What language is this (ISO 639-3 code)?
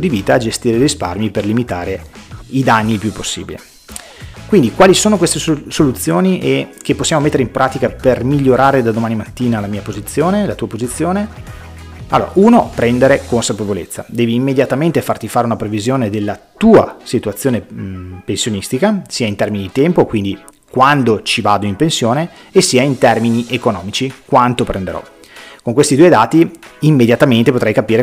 ita